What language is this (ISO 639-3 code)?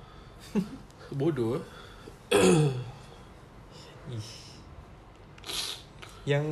msa